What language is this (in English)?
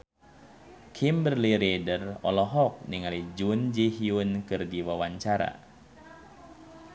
Sundanese